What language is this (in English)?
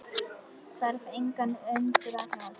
Icelandic